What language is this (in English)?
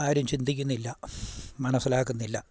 Malayalam